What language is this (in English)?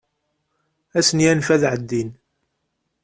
Kabyle